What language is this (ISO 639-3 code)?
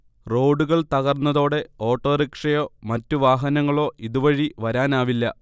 mal